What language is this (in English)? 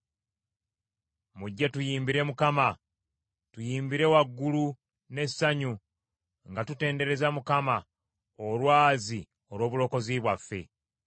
Ganda